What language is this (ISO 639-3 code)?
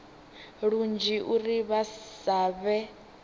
ven